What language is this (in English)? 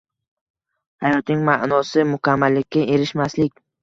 Uzbek